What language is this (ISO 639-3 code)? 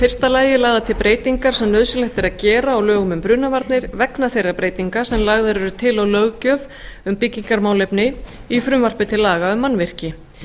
isl